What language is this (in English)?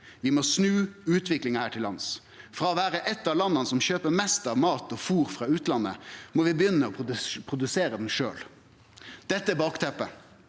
Norwegian